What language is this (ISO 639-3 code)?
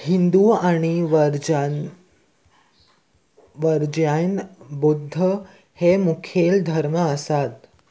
kok